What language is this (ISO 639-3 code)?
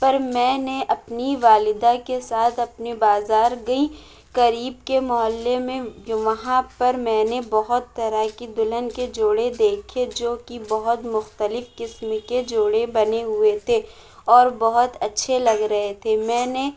urd